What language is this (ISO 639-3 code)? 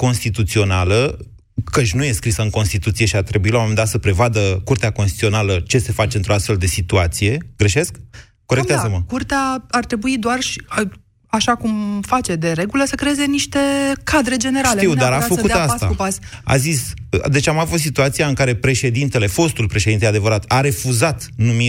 ron